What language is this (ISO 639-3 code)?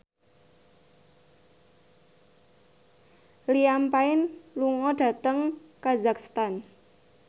jav